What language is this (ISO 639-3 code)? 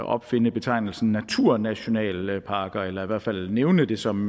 dan